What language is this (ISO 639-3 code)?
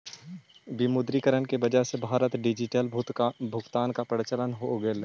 mag